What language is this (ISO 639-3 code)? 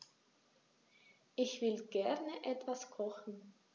deu